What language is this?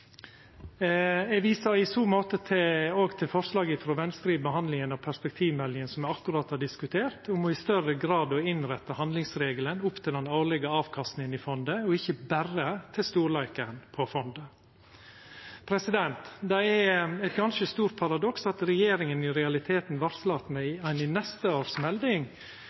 Norwegian Nynorsk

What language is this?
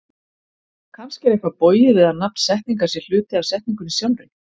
Icelandic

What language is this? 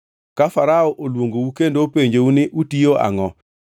Luo (Kenya and Tanzania)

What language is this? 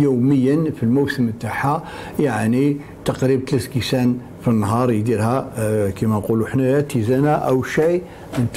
Arabic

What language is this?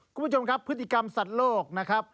Thai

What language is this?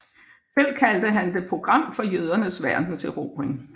Danish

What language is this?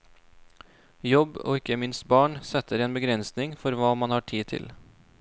Norwegian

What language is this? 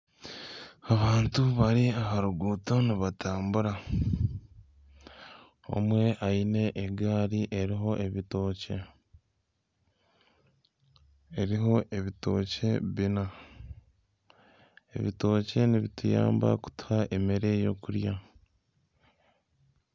Nyankole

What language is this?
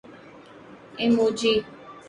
Urdu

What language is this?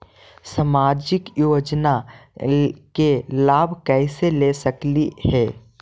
Magahi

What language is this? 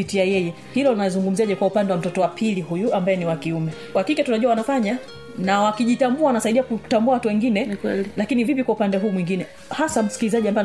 Swahili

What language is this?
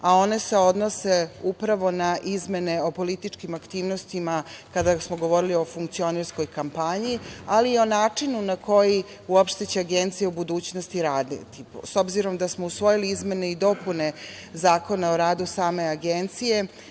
Serbian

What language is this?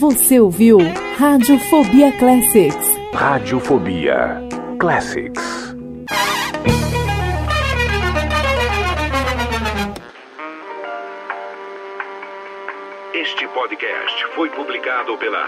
Portuguese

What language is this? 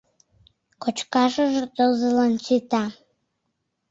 Mari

